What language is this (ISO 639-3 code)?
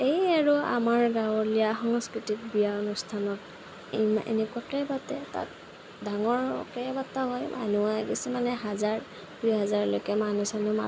asm